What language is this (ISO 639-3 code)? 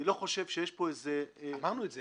heb